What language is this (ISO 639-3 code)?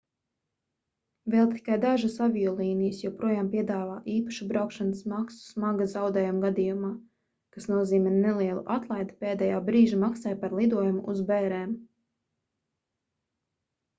lav